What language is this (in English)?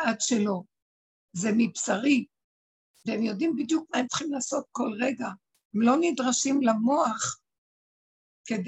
Hebrew